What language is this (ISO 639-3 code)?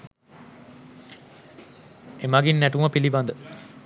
sin